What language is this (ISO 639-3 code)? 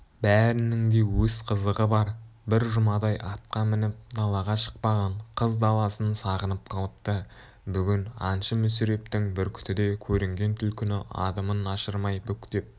kaz